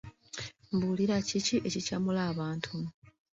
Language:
Ganda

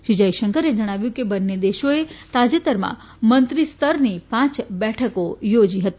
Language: Gujarati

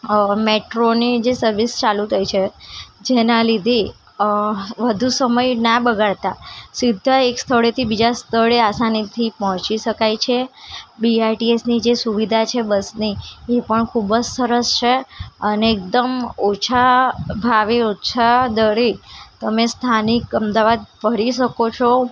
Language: Gujarati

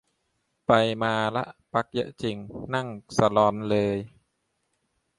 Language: Thai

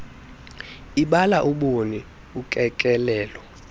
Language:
Xhosa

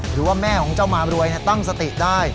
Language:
Thai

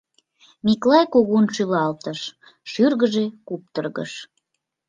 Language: Mari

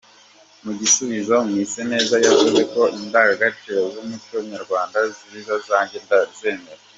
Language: Kinyarwanda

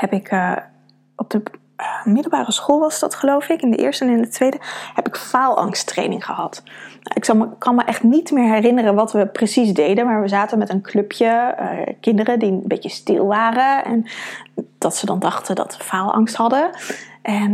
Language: Dutch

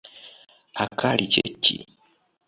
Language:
Ganda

